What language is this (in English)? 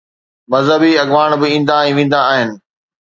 Sindhi